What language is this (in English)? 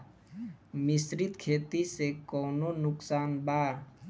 Bhojpuri